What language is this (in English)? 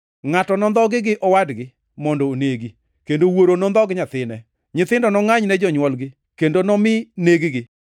Luo (Kenya and Tanzania)